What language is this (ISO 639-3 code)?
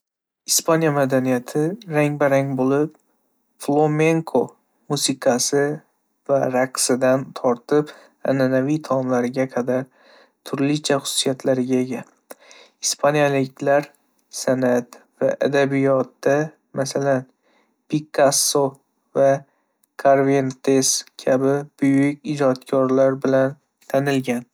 uzb